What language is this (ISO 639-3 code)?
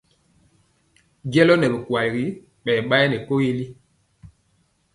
mcx